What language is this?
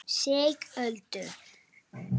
Icelandic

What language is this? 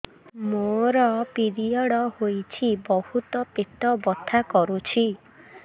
Odia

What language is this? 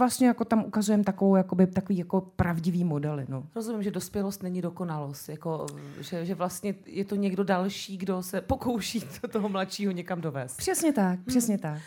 Czech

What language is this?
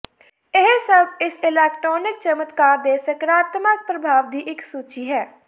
Punjabi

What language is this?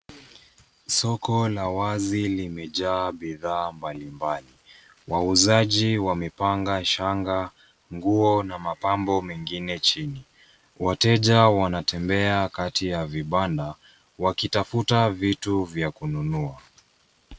Swahili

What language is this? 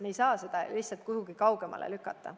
Estonian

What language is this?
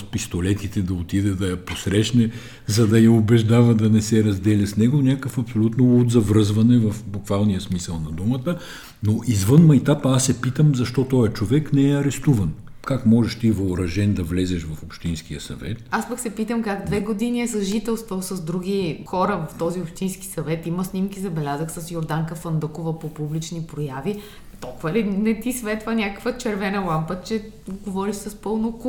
Bulgarian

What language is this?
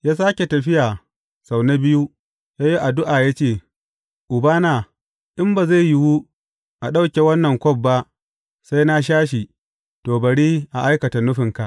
Hausa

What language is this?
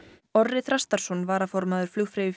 Icelandic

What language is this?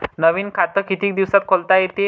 Marathi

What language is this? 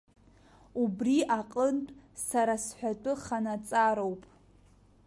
Abkhazian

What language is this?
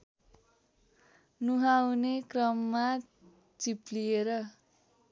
Nepali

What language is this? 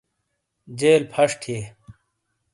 Shina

